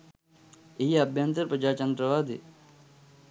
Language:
Sinhala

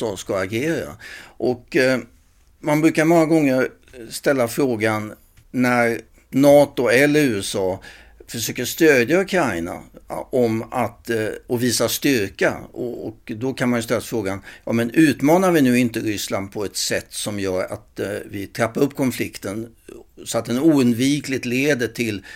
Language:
Swedish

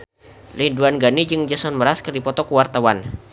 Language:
Sundanese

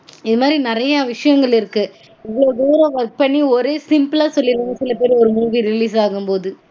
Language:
Tamil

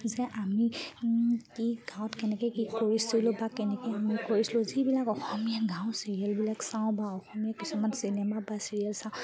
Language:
Assamese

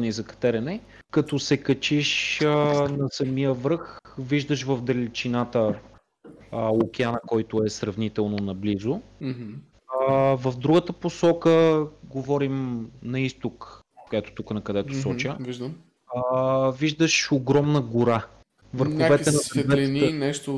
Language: Bulgarian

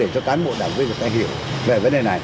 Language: Vietnamese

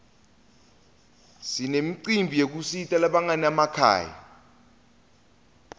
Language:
Swati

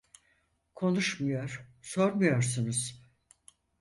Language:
Turkish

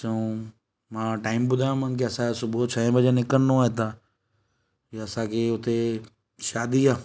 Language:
Sindhi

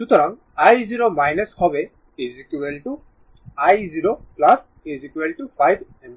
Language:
Bangla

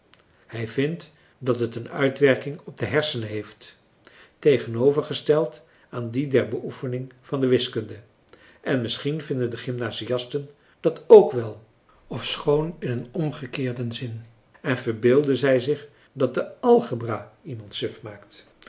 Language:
Dutch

